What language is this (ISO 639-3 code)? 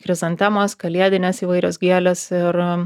lit